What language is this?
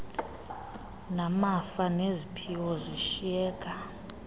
Xhosa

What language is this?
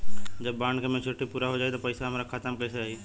Bhojpuri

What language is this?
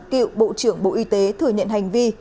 Vietnamese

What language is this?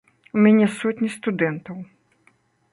Belarusian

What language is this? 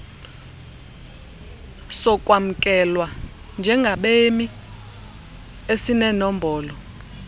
Xhosa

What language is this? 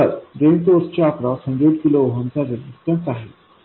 Marathi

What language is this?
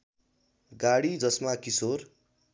Nepali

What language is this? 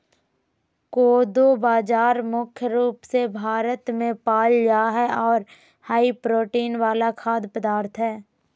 Magahi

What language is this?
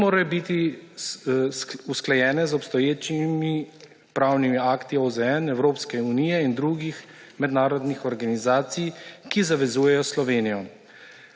Slovenian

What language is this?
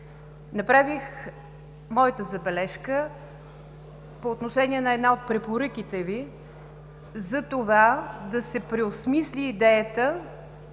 Bulgarian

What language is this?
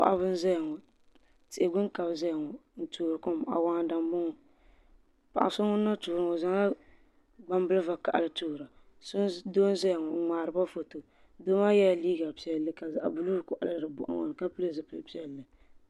Dagbani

